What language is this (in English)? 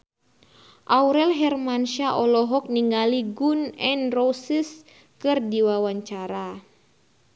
Sundanese